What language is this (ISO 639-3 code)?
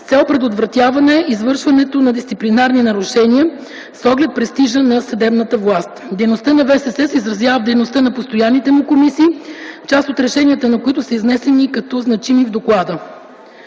bul